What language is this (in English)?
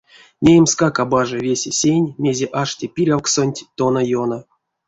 Erzya